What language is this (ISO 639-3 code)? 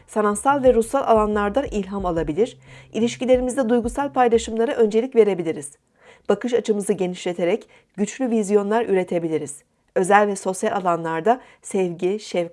tur